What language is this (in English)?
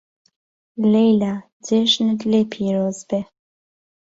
Central Kurdish